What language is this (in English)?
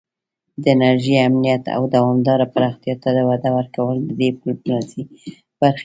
Pashto